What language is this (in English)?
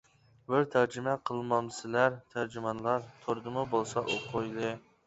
Uyghur